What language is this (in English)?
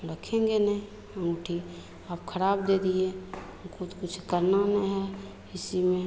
Hindi